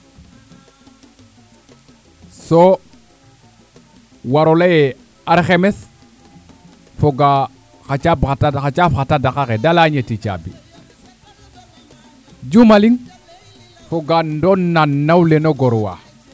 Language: Serer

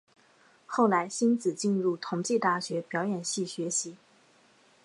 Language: Chinese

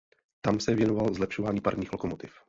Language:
Czech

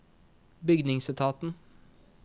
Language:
Norwegian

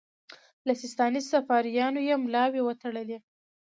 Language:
Pashto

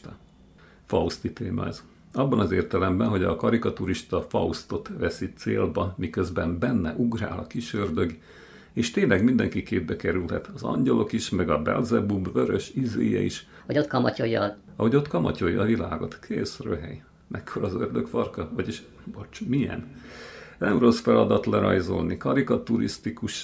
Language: Hungarian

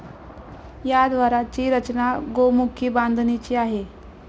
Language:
Marathi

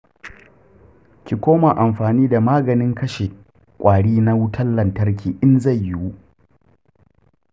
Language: Hausa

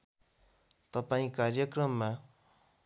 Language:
Nepali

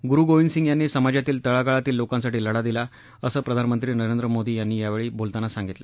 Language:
Marathi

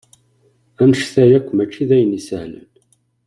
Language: Kabyle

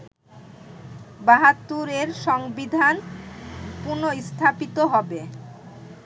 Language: Bangla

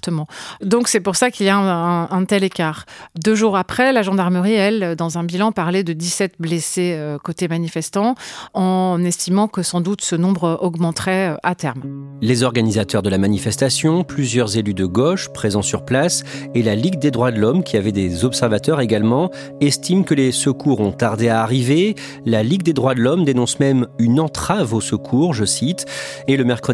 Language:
French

